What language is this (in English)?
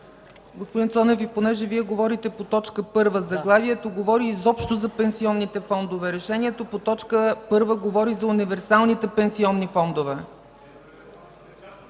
Bulgarian